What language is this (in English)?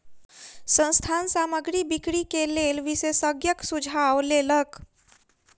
Maithili